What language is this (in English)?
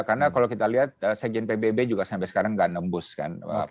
Indonesian